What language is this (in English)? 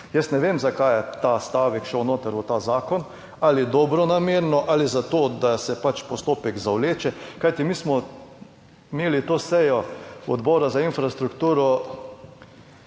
Slovenian